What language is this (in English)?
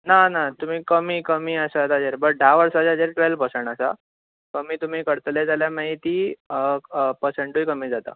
Konkani